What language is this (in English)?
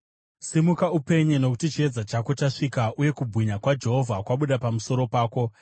Shona